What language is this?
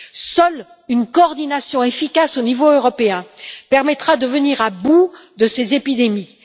French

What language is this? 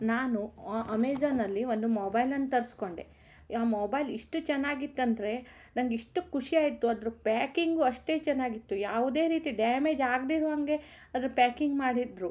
Kannada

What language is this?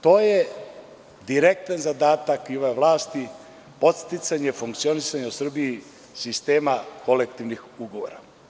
Serbian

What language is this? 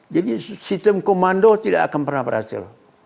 Indonesian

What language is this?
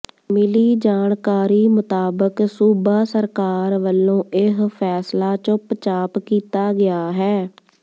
Punjabi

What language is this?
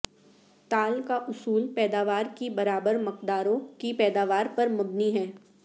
Urdu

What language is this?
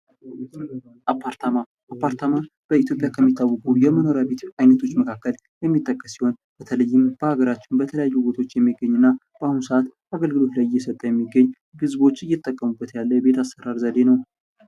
Amharic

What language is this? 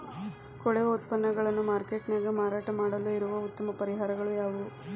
Kannada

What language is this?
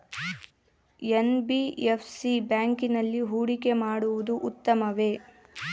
Kannada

